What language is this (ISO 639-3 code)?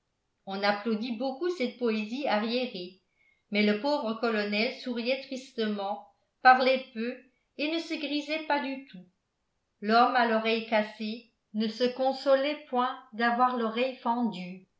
fra